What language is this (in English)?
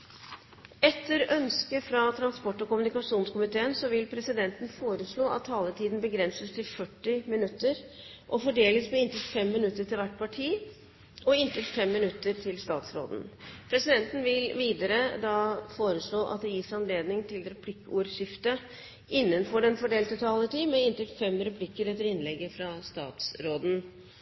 Norwegian Nynorsk